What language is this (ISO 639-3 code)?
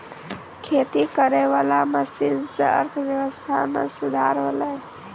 mai